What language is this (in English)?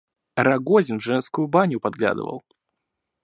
Russian